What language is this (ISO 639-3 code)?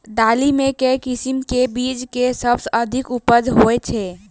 mai